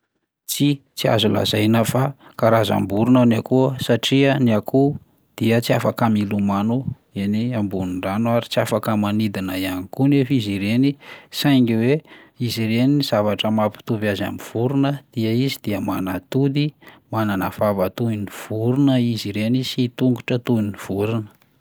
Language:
Malagasy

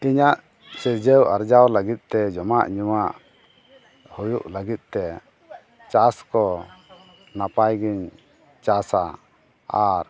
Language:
Santali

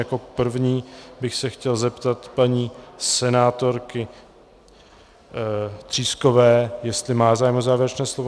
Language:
Czech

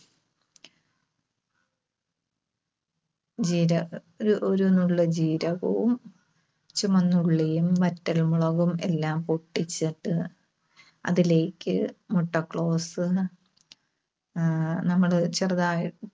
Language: Malayalam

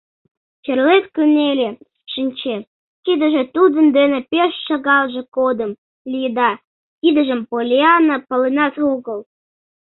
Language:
Mari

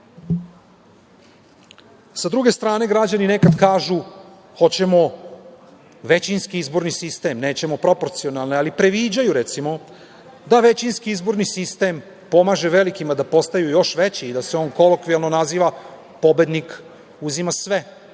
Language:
Serbian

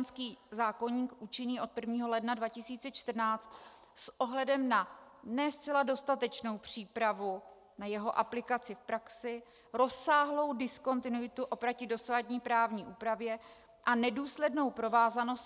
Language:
Czech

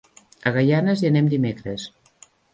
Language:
Catalan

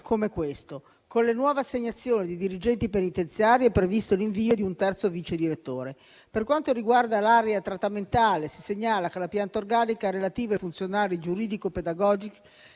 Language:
Italian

